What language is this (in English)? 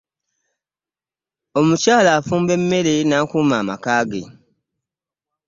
Ganda